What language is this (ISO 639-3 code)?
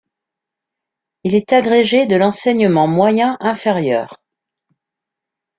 fra